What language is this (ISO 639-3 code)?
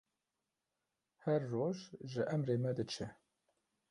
kur